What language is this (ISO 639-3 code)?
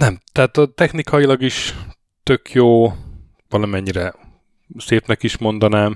hun